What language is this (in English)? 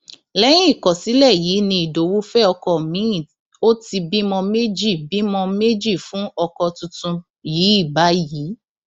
Yoruba